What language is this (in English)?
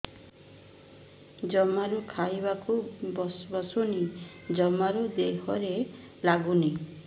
Odia